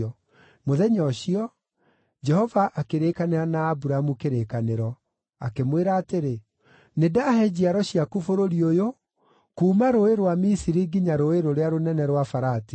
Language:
Kikuyu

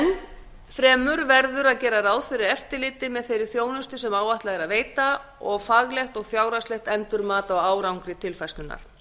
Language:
Icelandic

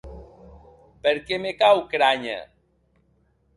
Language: Occitan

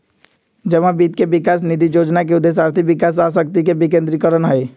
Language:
Magahi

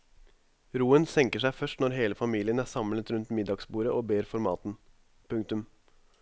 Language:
Norwegian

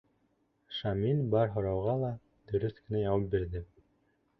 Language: Bashkir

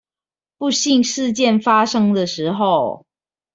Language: Chinese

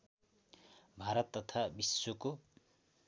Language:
Nepali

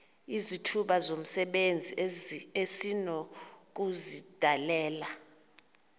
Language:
Xhosa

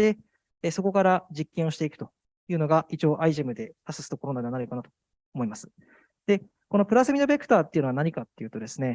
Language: Japanese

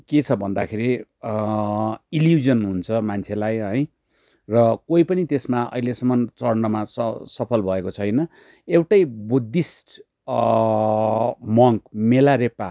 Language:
Nepali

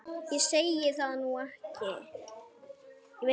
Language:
Icelandic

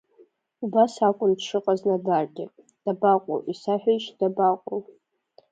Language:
Abkhazian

